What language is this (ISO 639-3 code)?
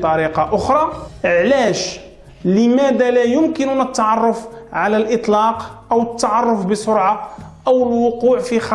ara